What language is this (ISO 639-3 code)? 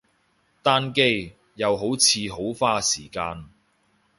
yue